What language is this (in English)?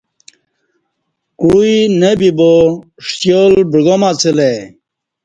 Kati